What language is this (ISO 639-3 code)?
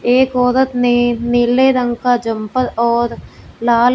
hin